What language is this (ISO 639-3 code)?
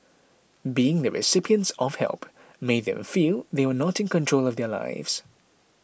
eng